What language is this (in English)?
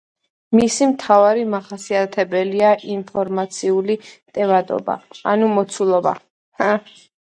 Georgian